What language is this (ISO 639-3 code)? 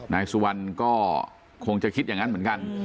tha